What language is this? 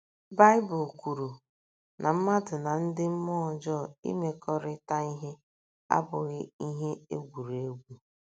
Igbo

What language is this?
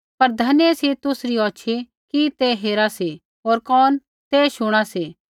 Kullu Pahari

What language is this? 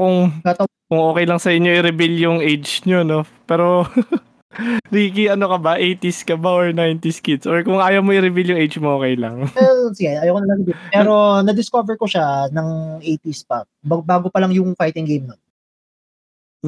Filipino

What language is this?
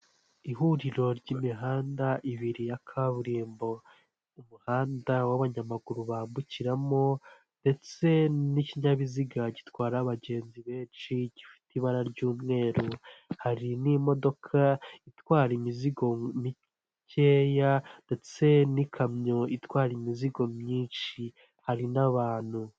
Kinyarwanda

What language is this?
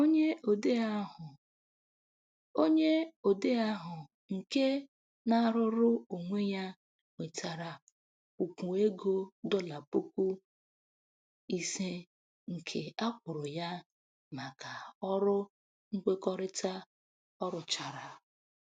Igbo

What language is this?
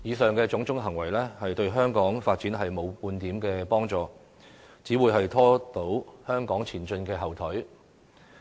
Cantonese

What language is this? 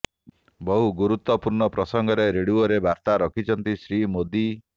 Odia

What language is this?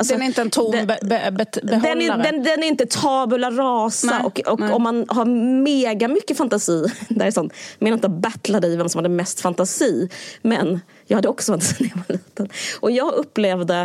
Swedish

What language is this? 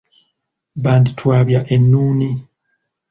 Ganda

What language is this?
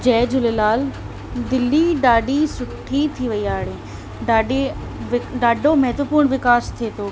Sindhi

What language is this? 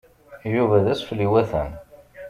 Kabyle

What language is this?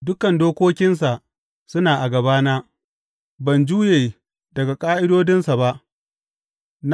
Hausa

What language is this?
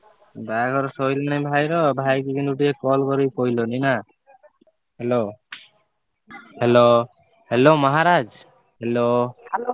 Odia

